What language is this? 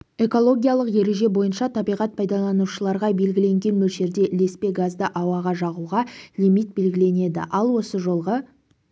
Kazakh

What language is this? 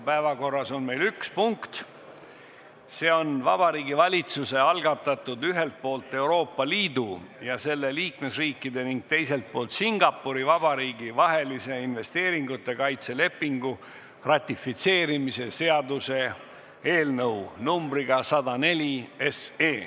Estonian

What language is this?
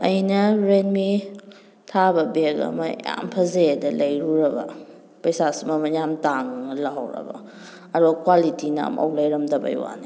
Manipuri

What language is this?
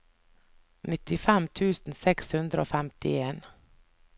Norwegian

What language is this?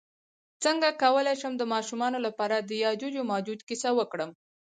Pashto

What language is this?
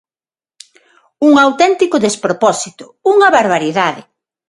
Galician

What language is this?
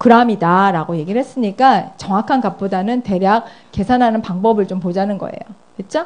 Korean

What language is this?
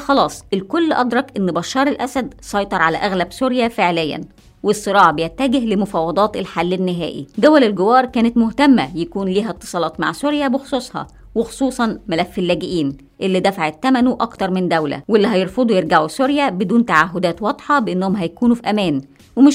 Arabic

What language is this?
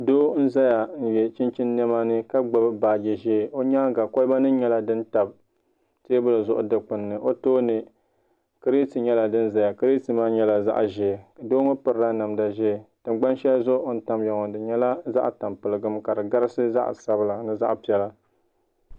Dagbani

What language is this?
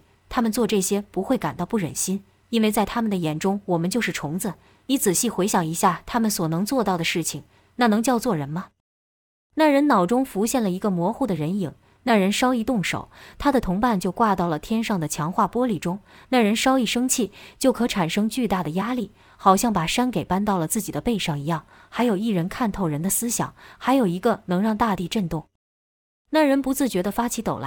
Chinese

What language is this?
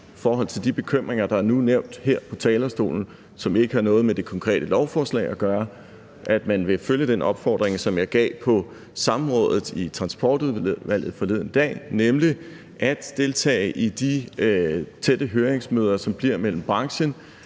Danish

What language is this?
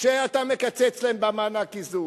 Hebrew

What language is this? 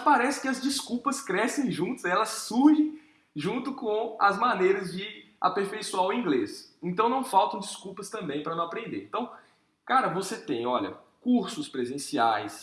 Portuguese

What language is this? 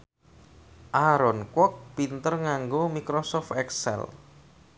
Javanese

